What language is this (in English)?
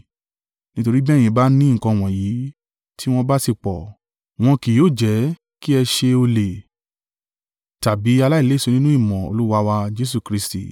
Yoruba